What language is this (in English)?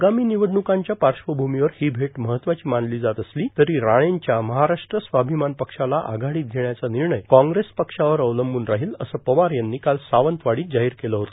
Marathi